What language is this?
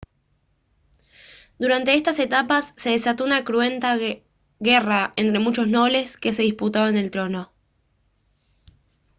Spanish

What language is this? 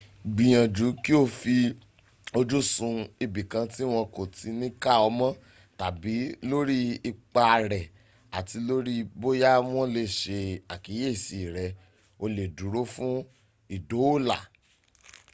Yoruba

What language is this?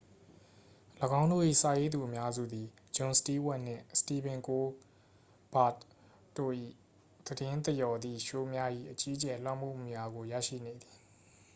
Burmese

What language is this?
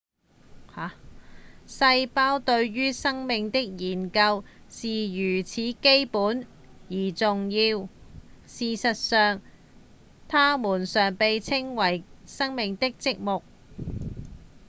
Cantonese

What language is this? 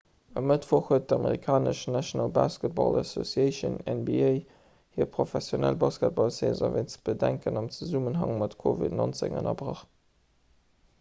Luxembourgish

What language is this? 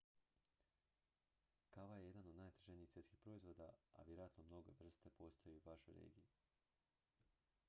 Croatian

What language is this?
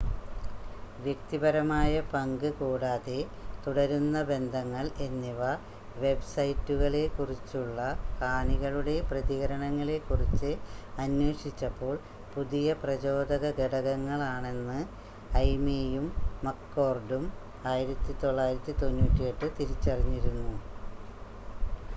Malayalam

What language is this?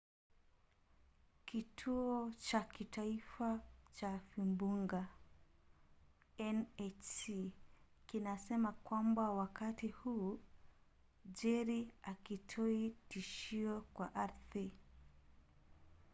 Swahili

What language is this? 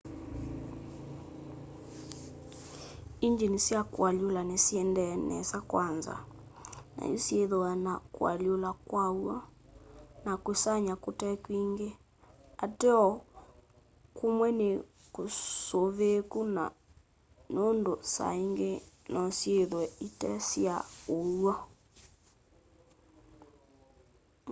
Kamba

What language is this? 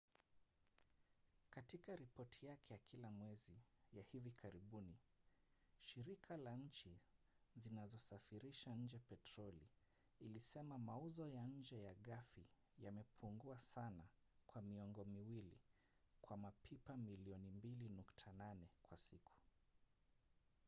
Swahili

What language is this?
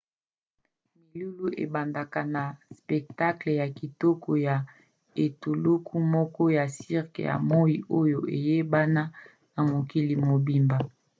Lingala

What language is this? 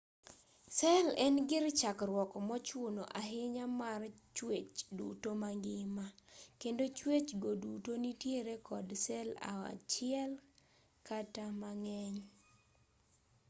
Luo (Kenya and Tanzania)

